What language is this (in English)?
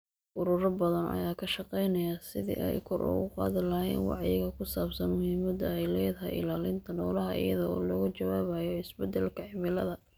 Somali